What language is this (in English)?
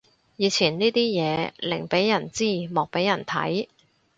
Cantonese